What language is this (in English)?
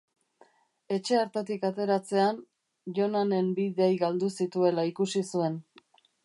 Basque